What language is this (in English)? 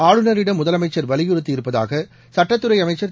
Tamil